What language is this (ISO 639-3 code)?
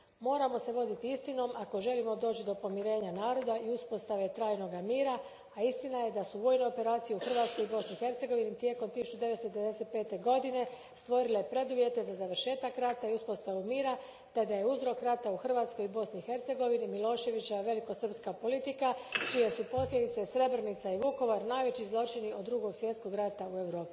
hrv